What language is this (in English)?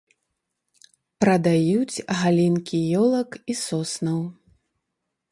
Belarusian